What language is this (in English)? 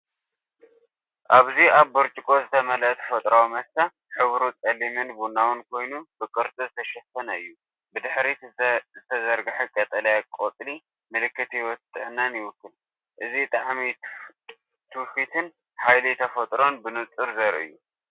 Tigrinya